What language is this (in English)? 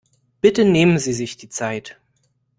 German